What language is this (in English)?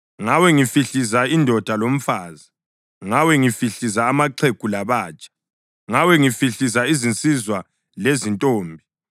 North Ndebele